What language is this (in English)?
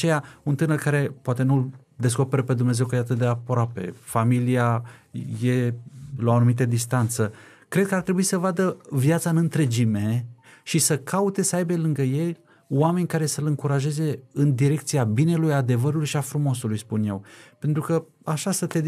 Romanian